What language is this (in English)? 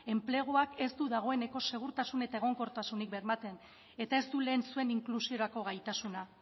Basque